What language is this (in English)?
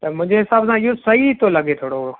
Sindhi